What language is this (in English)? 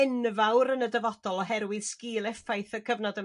Welsh